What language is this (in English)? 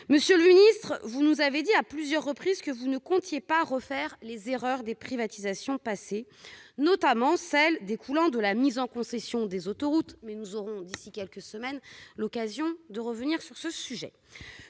French